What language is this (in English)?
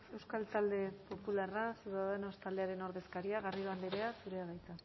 Basque